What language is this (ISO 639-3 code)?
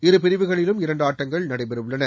tam